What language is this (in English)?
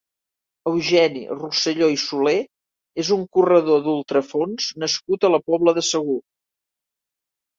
Catalan